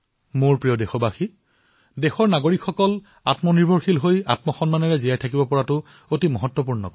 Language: Assamese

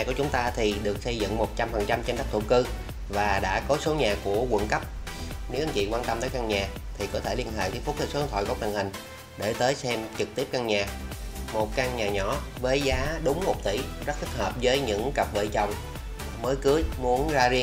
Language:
Vietnamese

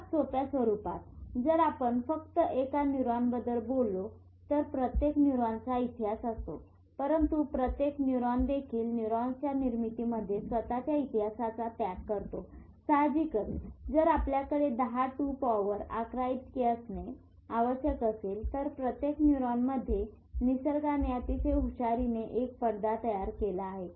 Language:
Marathi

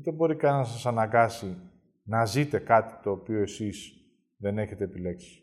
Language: Greek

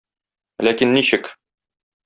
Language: Tatar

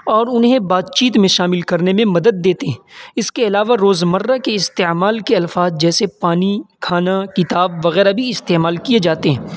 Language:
Urdu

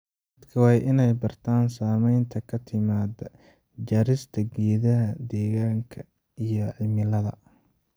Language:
Somali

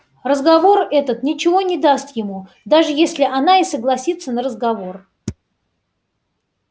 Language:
Russian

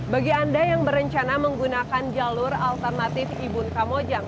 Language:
Indonesian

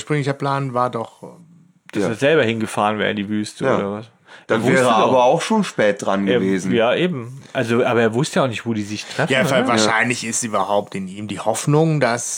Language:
German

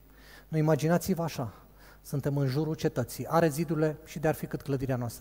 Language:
Romanian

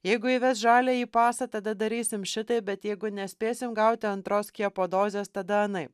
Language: Lithuanian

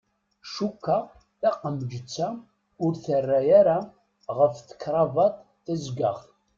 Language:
Kabyle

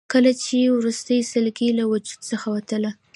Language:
Pashto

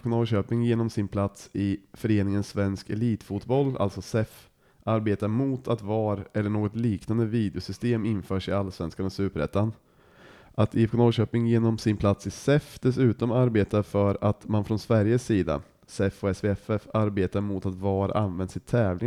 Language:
Swedish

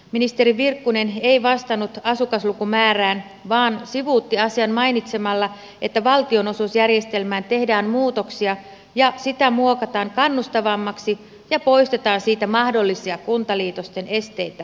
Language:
Finnish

